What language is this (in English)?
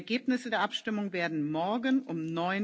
German